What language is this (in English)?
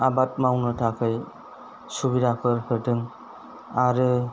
Bodo